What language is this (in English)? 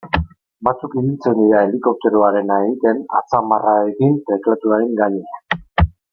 Basque